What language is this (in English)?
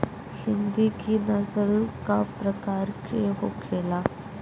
Bhojpuri